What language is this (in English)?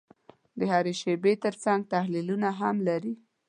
Pashto